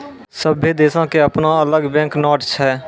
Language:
Maithili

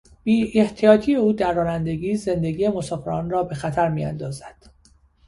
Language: Persian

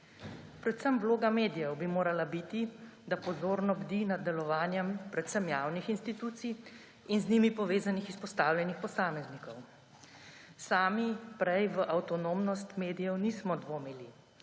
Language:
Slovenian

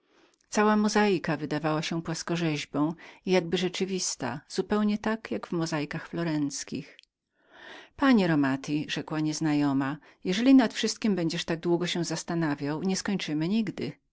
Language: Polish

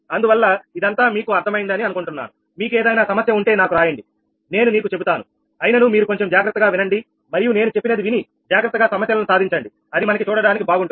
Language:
Telugu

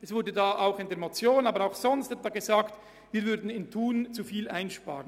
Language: Swiss German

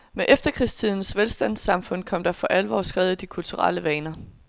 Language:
Danish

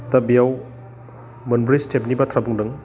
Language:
Bodo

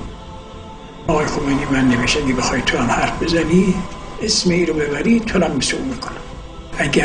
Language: Arabic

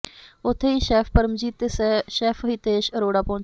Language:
Punjabi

